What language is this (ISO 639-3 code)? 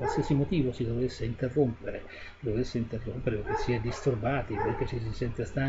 ita